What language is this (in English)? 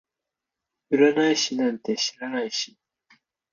Japanese